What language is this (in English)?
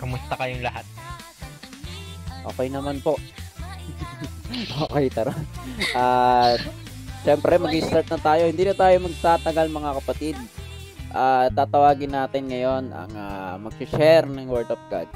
Filipino